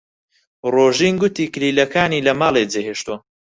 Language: Central Kurdish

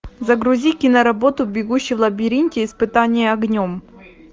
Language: Russian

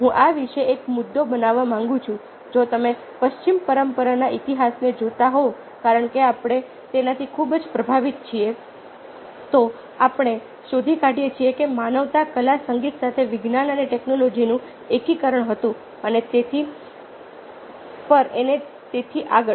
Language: Gujarati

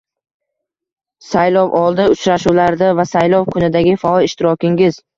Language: Uzbek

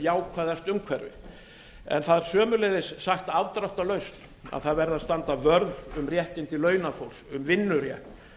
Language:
Icelandic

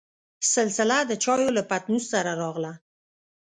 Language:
Pashto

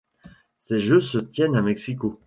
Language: French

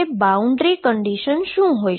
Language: Gujarati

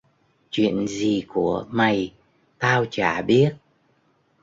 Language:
Vietnamese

